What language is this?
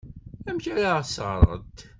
Kabyle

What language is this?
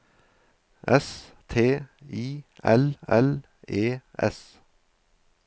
Norwegian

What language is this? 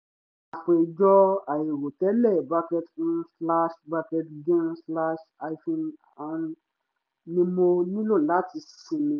Yoruba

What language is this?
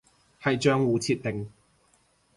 Cantonese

